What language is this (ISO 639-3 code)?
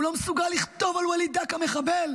heb